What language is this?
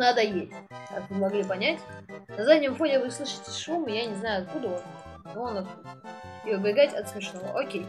Russian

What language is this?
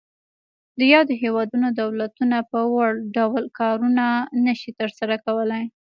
Pashto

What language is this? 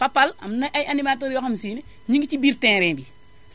Wolof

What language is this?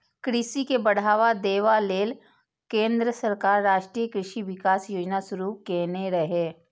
Maithili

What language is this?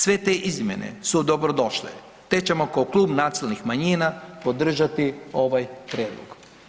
Croatian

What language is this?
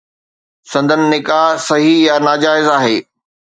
Sindhi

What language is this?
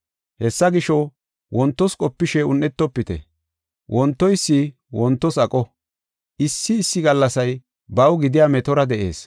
Gofa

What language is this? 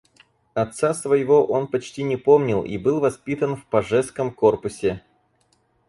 Russian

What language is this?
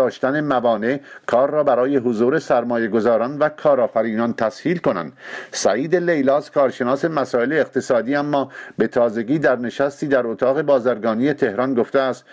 Persian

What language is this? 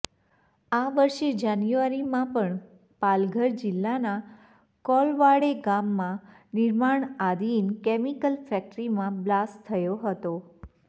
Gujarati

